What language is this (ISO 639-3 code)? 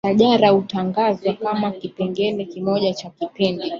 swa